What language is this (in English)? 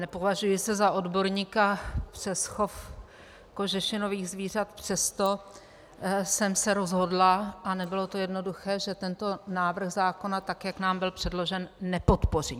Czech